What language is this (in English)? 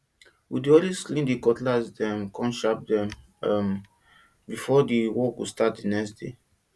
Nigerian Pidgin